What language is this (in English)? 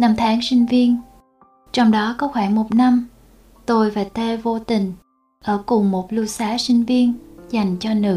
Vietnamese